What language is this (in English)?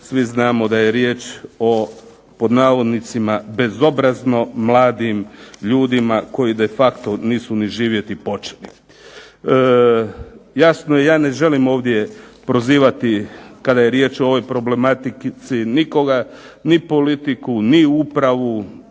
Croatian